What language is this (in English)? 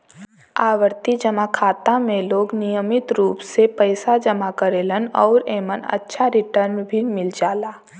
Bhojpuri